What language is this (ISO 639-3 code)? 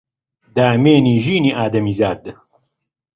ckb